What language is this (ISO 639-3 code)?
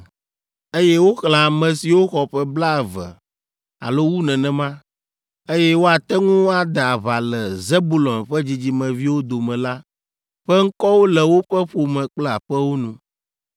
ewe